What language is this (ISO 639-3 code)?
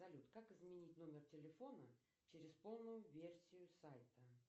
rus